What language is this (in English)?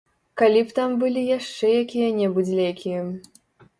Belarusian